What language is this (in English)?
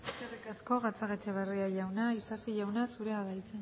Basque